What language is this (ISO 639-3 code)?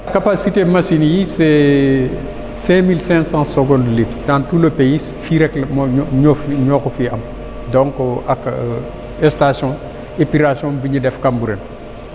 wol